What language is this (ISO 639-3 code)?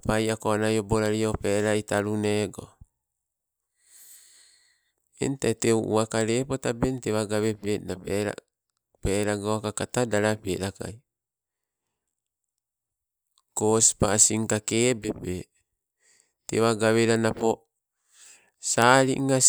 nco